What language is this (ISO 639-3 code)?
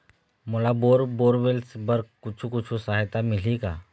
hne